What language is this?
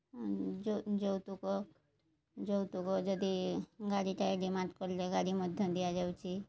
Odia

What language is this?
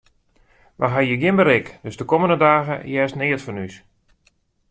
Western Frisian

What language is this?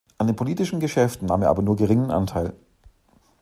German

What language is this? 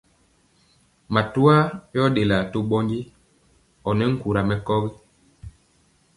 Mpiemo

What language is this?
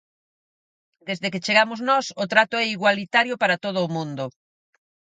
Galician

